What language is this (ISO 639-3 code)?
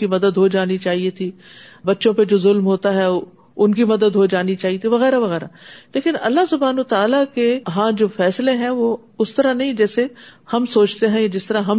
urd